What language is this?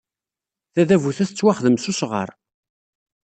Kabyle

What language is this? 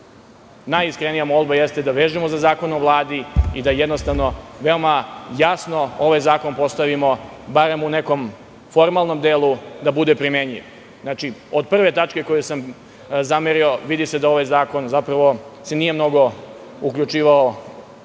Serbian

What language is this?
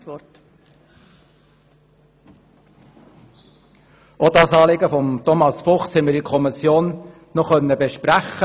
Swiss German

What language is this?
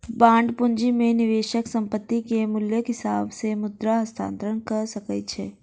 Maithili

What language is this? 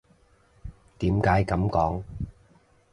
Cantonese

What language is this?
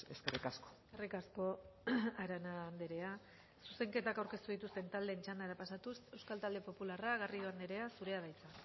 Basque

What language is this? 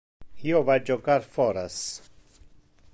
Interlingua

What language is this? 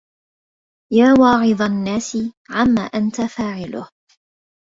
Arabic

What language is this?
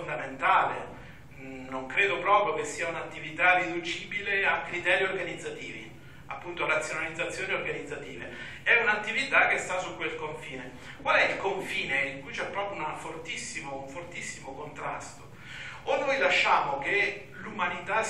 Italian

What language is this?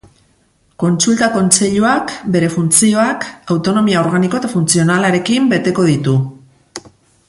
Basque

